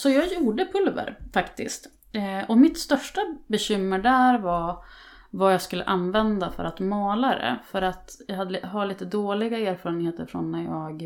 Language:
Swedish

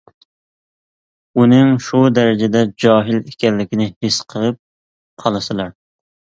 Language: Uyghur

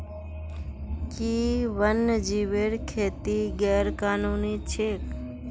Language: Magahi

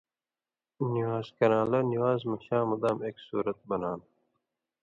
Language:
Indus Kohistani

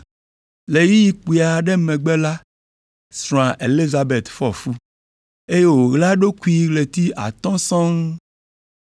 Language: Ewe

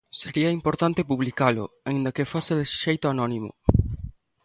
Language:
Galician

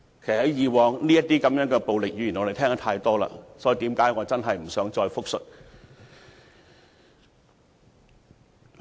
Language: Cantonese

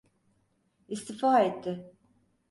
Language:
Turkish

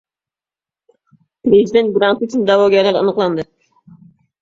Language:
Uzbek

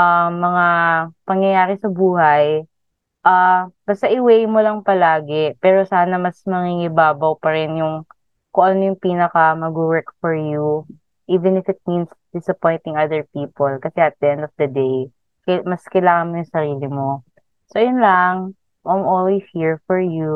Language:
Filipino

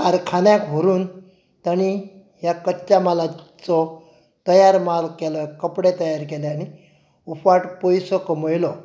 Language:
Konkani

